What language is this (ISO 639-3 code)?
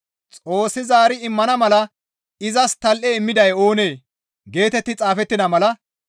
gmv